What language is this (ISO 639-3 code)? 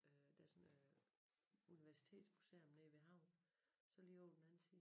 dan